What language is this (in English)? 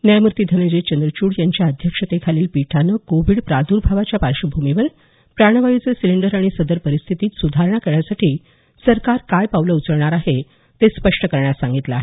Marathi